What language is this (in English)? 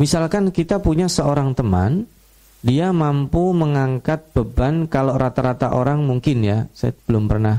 Indonesian